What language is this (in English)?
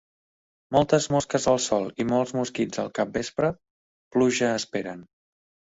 Catalan